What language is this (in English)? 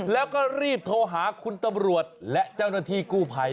Thai